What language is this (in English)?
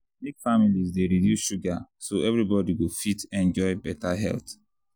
Nigerian Pidgin